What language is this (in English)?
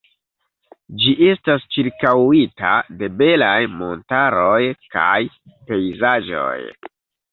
Esperanto